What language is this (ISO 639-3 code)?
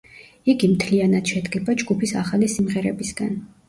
kat